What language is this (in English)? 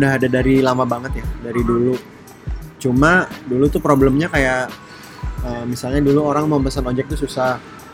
Indonesian